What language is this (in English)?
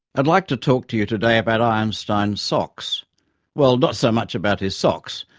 English